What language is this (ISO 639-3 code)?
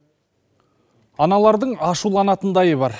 kaz